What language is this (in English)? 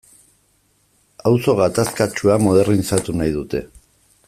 Basque